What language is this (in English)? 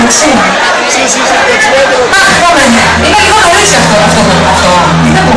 Greek